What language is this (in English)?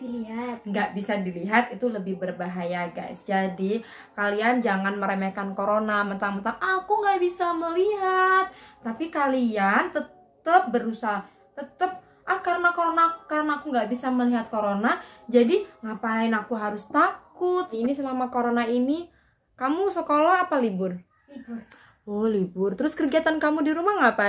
Indonesian